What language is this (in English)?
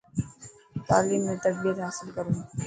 Dhatki